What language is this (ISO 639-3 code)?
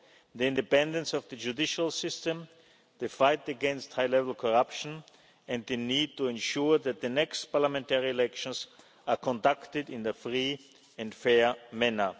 eng